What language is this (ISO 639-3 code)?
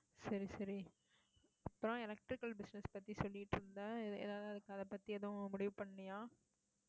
tam